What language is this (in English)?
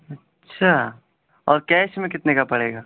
Urdu